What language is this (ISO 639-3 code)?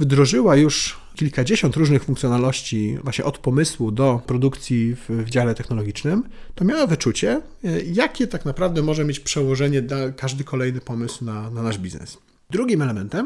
pol